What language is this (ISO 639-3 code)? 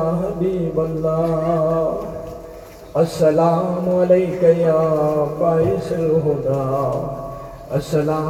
urd